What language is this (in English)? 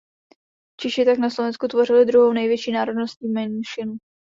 Czech